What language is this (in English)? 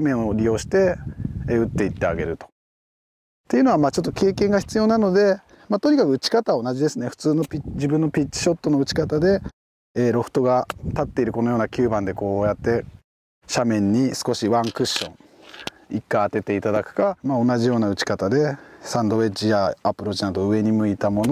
Japanese